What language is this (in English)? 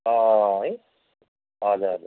Nepali